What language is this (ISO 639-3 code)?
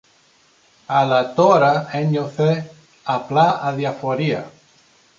ell